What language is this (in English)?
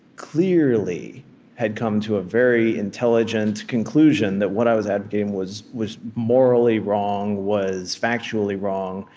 English